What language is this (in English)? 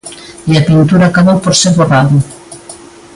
Galician